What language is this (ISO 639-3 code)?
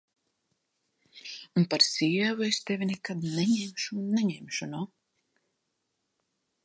lav